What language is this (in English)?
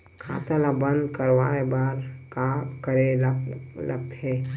Chhattisgarhi